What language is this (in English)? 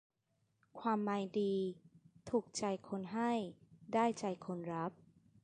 Thai